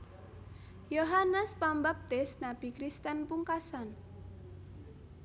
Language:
Javanese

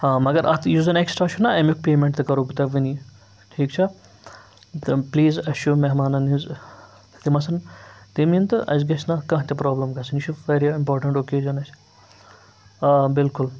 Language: Kashmiri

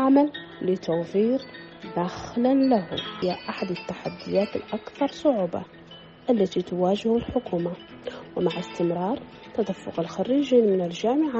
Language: Arabic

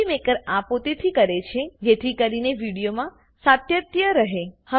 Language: Gujarati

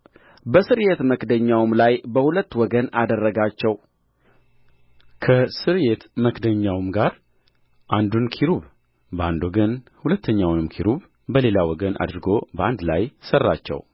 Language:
Amharic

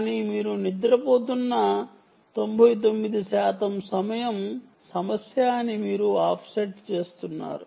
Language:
Telugu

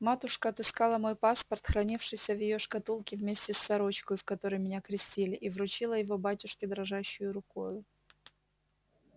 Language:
Russian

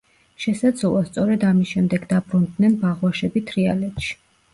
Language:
Georgian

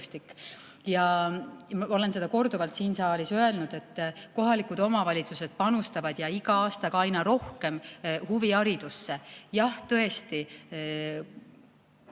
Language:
Estonian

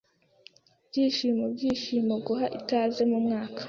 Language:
Kinyarwanda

